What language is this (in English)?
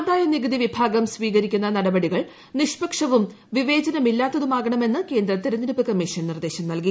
Malayalam